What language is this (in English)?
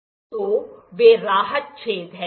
Hindi